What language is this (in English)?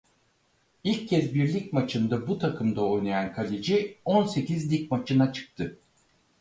Turkish